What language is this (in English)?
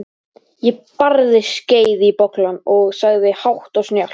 Icelandic